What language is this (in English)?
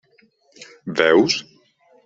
Catalan